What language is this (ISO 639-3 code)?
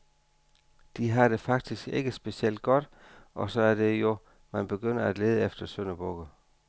dan